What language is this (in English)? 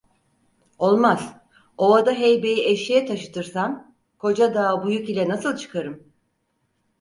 Turkish